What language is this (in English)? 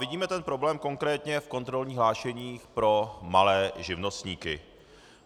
Czech